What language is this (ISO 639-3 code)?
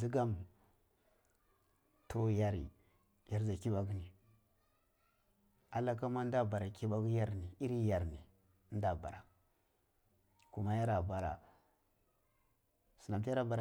ckl